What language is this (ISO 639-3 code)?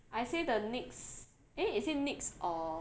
eng